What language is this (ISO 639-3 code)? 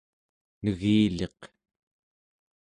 esu